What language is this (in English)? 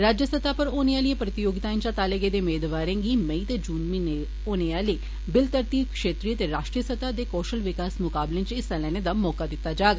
Dogri